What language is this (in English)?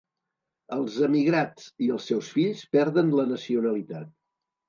Catalan